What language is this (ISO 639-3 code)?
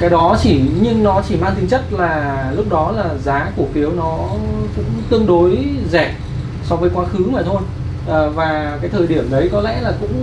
vie